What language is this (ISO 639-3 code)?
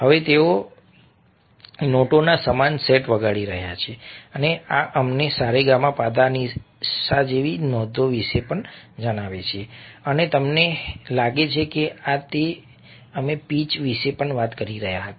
guj